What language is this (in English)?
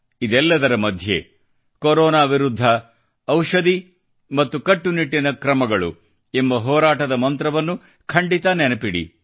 Kannada